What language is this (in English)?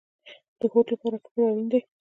Pashto